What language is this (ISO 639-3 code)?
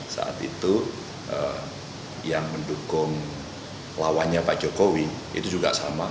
ind